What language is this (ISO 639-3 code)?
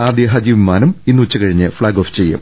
mal